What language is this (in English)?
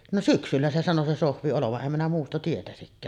Finnish